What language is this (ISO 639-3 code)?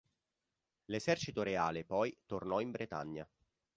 ita